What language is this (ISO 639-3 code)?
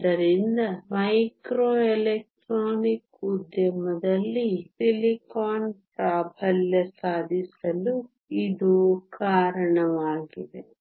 kan